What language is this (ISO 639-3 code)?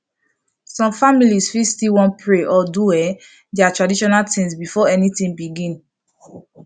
pcm